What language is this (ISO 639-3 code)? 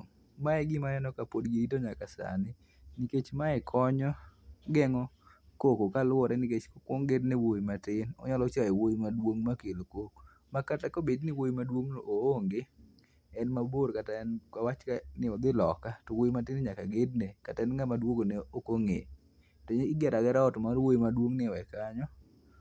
luo